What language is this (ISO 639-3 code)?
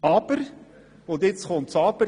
gsw